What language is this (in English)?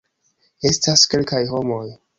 Esperanto